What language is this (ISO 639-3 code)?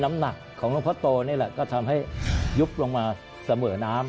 tha